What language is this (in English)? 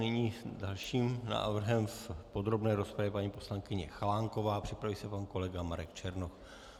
Czech